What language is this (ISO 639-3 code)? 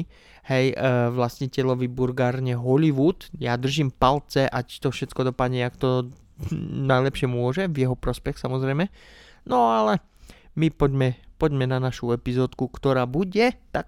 slk